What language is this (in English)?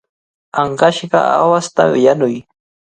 Cajatambo North Lima Quechua